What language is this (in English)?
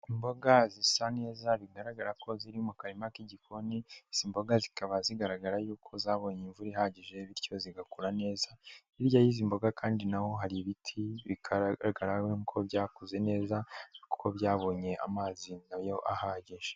Kinyarwanda